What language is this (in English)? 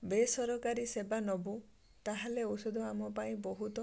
Odia